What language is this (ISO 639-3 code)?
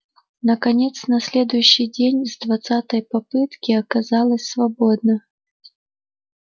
rus